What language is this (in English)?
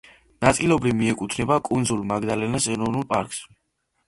Georgian